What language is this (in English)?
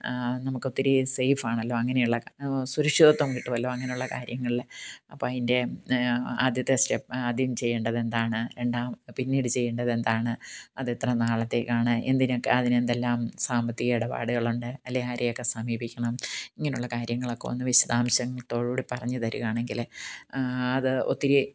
Malayalam